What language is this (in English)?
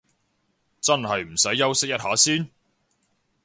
Cantonese